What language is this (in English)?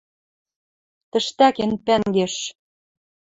Western Mari